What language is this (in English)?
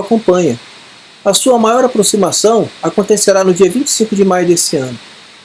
Portuguese